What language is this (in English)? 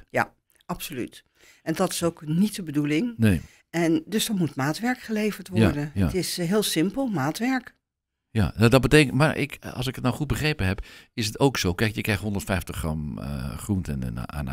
Dutch